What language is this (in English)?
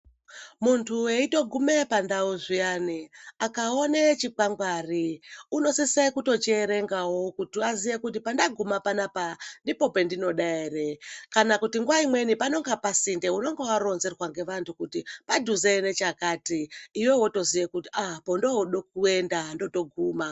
Ndau